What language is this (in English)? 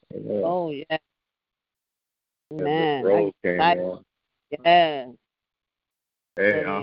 English